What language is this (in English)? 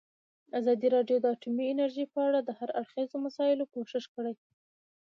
Pashto